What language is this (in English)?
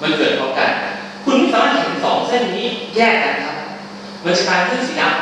Thai